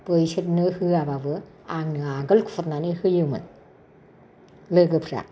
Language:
Bodo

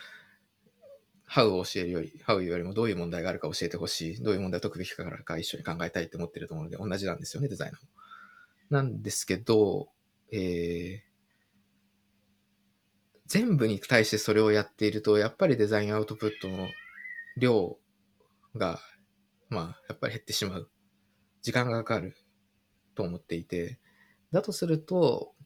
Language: Japanese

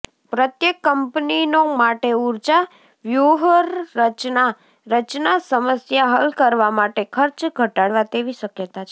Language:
Gujarati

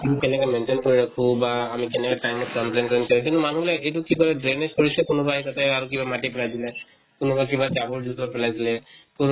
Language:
Assamese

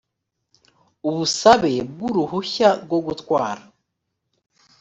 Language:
Kinyarwanda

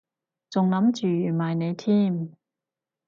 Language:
Cantonese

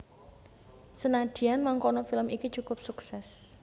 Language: Javanese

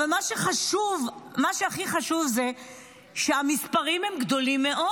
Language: Hebrew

